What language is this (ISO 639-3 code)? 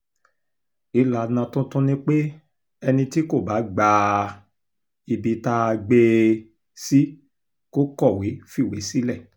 yor